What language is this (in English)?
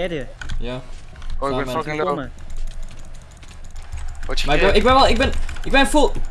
Dutch